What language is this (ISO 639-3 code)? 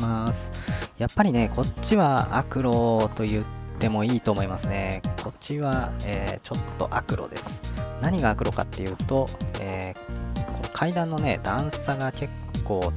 jpn